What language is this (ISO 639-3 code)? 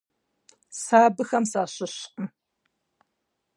kbd